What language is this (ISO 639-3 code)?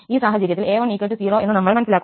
mal